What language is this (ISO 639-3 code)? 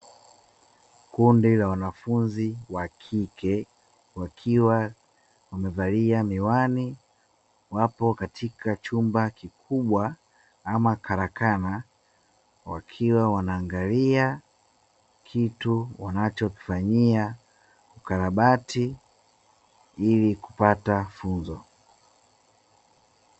swa